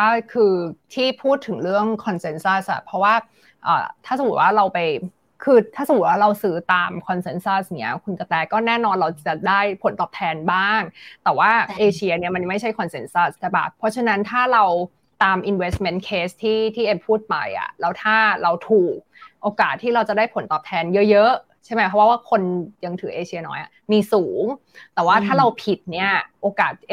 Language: Thai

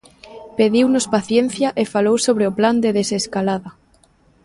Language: Galician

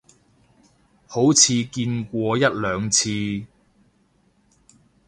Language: Cantonese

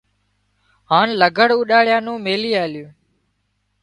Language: Wadiyara Koli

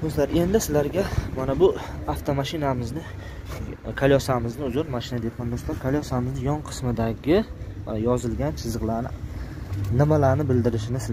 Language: Turkish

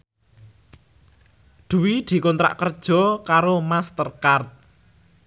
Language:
Javanese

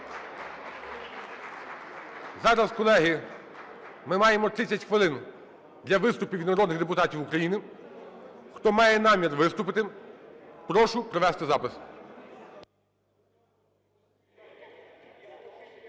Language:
Ukrainian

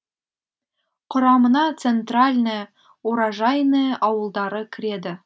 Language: Kazakh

